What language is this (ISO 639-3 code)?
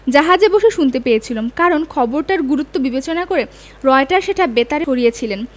ben